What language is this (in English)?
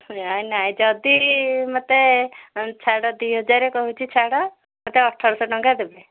Odia